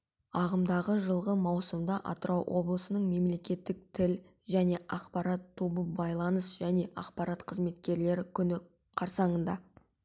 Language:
Kazakh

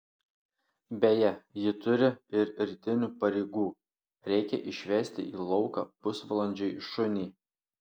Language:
Lithuanian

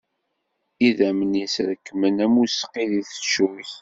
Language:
Kabyle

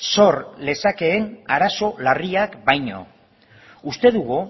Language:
Basque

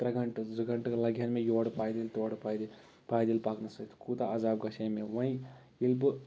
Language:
Kashmiri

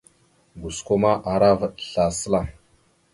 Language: Mada (Cameroon)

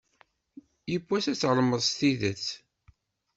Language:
Kabyle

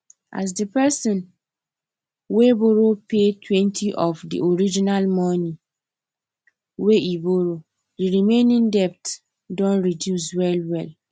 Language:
Nigerian Pidgin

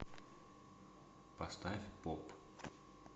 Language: Russian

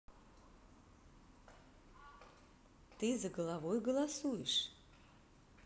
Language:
Russian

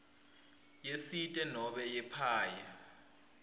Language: Swati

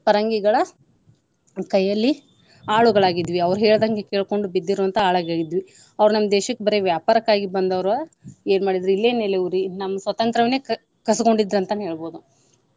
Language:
Kannada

